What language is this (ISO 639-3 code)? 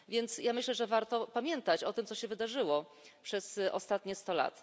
pol